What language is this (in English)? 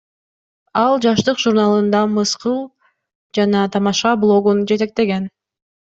Kyrgyz